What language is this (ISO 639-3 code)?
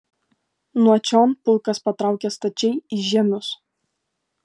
lit